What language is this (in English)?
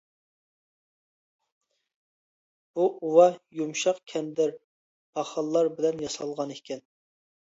Uyghur